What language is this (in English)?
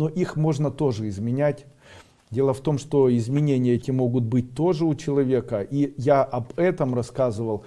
Russian